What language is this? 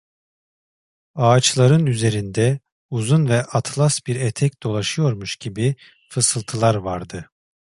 Turkish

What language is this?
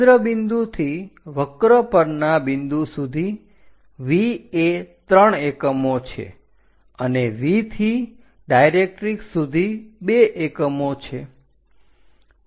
Gujarati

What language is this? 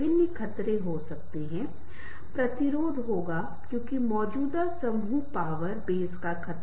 Hindi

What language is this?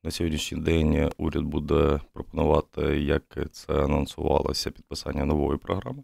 Ukrainian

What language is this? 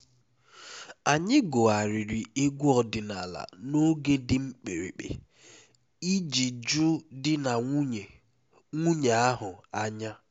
Igbo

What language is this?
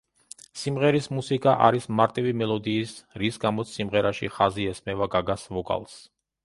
Georgian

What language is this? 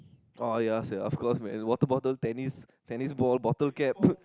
English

